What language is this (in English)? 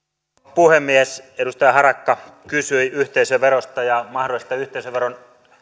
Finnish